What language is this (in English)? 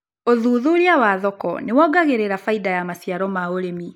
Kikuyu